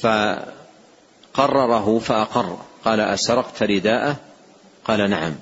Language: Arabic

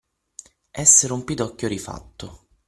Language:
Italian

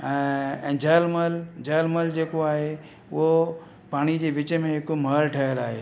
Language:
Sindhi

